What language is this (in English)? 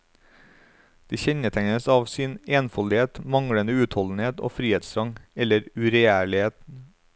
Norwegian